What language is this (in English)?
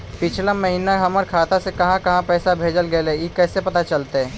Magahi